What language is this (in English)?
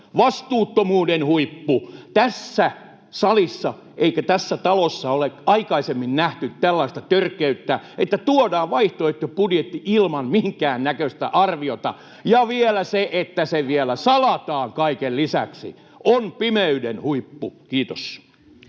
Finnish